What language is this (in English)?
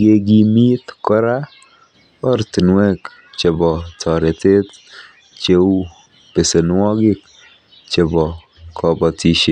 Kalenjin